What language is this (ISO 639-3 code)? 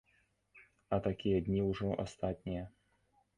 bel